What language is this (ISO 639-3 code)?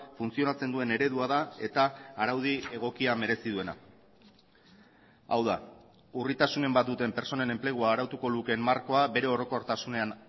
eus